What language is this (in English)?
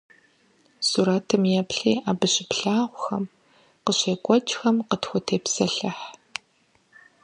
Kabardian